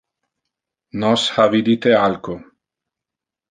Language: Interlingua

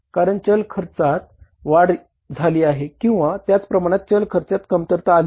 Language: Marathi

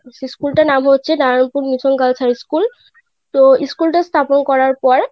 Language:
Bangla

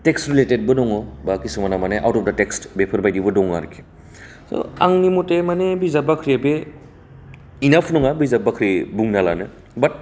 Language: Bodo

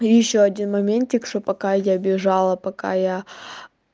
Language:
Russian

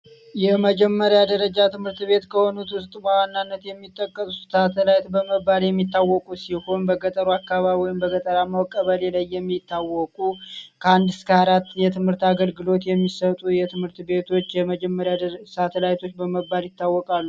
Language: Amharic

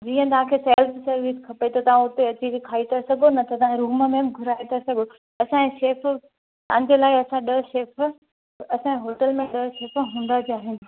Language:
Sindhi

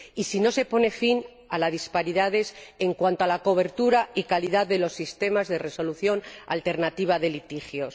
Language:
Spanish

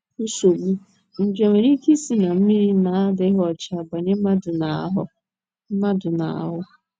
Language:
Igbo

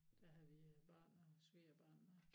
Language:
Danish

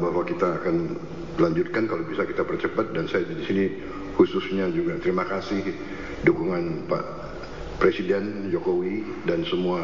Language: Indonesian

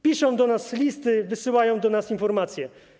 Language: Polish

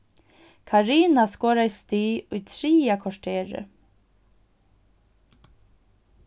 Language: Faroese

